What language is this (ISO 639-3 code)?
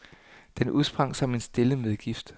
dan